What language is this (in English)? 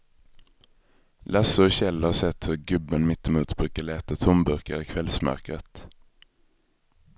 Swedish